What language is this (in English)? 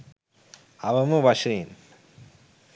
Sinhala